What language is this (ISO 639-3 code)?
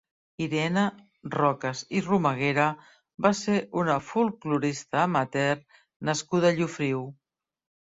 cat